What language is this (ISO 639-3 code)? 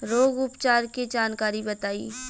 bho